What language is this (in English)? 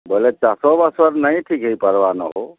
Odia